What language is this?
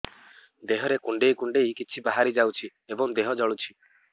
Odia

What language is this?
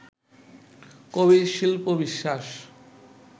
Bangla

